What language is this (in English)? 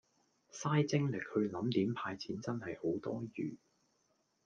Cantonese